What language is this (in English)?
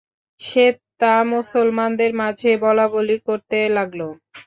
Bangla